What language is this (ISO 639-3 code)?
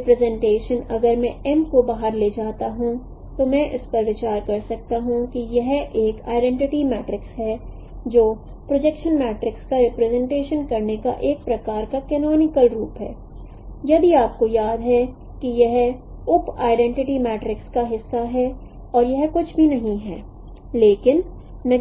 hin